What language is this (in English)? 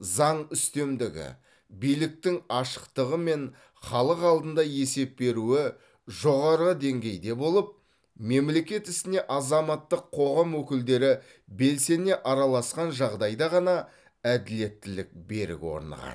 Kazakh